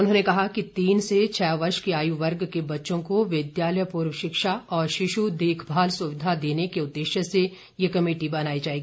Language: Hindi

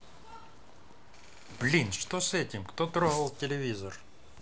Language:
Russian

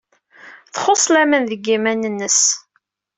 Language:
Kabyle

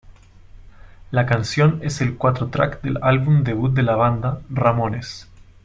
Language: Spanish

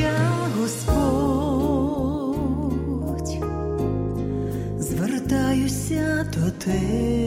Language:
Ukrainian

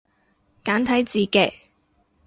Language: Cantonese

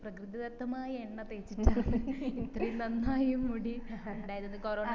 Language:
Malayalam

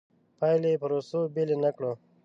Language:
Pashto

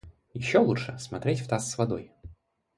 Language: Russian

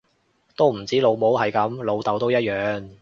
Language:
Cantonese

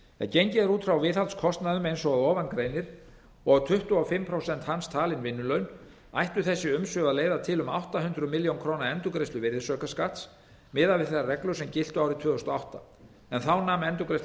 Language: Icelandic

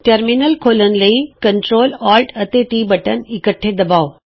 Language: Punjabi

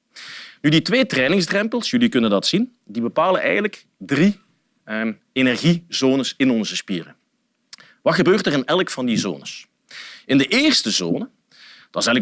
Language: Dutch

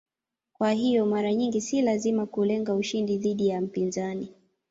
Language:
Swahili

